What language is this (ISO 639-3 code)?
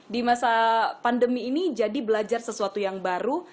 ind